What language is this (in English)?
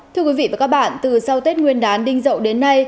Vietnamese